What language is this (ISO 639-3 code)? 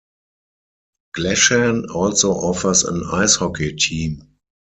eng